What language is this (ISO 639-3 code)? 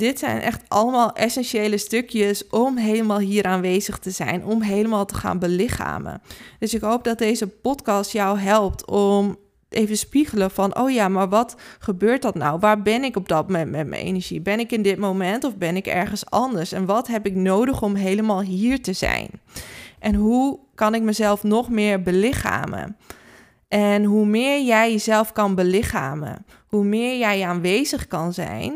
nld